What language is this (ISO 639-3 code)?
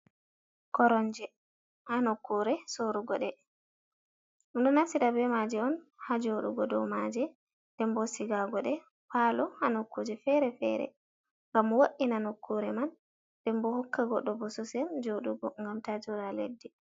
ful